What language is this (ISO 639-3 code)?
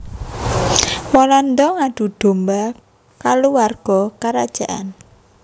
jav